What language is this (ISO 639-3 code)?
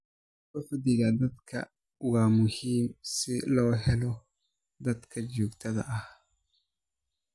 som